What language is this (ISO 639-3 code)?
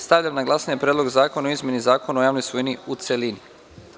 srp